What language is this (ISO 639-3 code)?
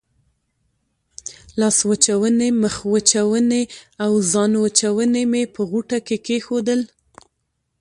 pus